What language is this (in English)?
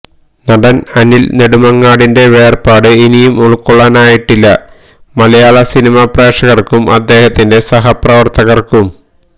Malayalam